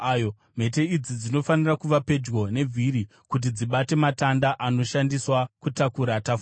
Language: Shona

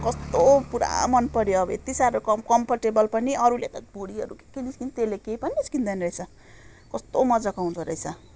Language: Nepali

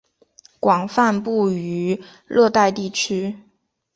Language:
Chinese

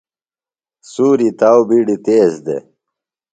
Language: Phalura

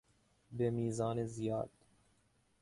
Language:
Persian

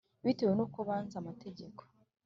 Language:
Kinyarwanda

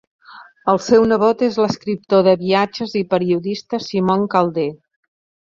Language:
Catalan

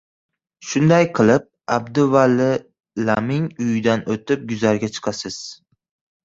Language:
Uzbek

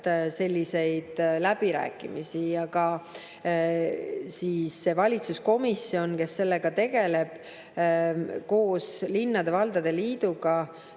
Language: Estonian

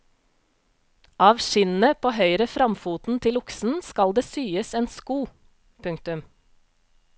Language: Norwegian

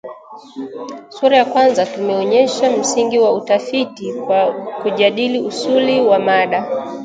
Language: Swahili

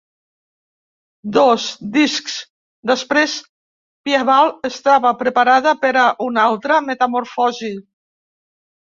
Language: Catalan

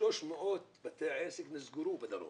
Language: Hebrew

